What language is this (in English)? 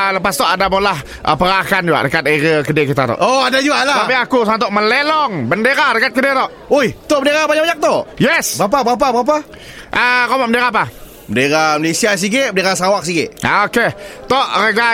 Malay